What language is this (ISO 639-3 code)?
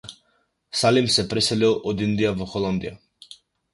mkd